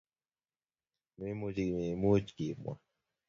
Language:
Kalenjin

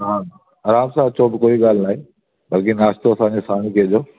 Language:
Sindhi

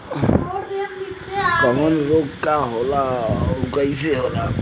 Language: Bhojpuri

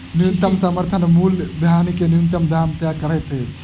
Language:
Maithili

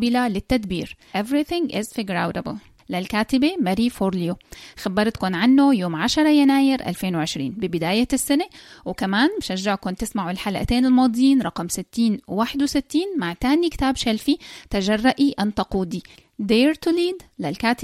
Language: Arabic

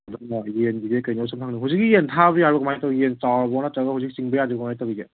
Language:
Manipuri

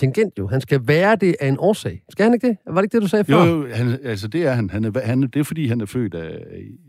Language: Danish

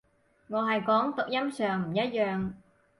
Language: Cantonese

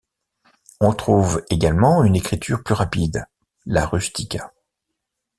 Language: French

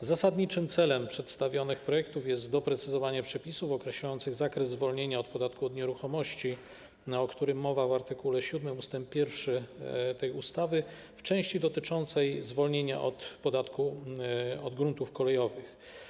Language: Polish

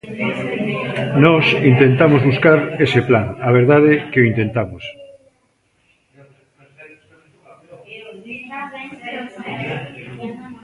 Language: Galician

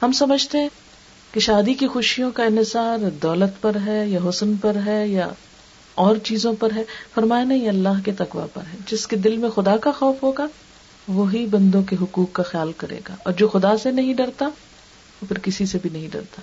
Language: Urdu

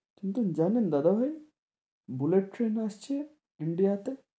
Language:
Bangla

